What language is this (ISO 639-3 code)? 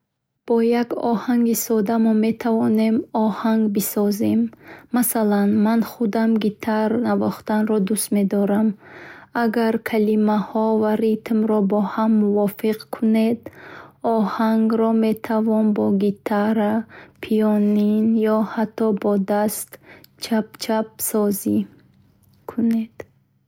bhh